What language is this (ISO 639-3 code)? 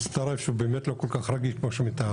heb